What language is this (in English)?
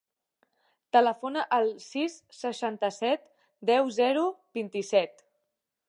Catalan